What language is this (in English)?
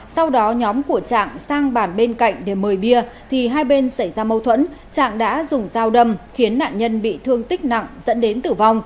Vietnamese